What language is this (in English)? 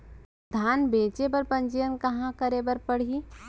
Chhattisgarhi